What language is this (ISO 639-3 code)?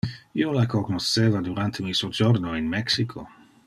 ina